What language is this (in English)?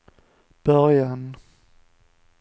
Swedish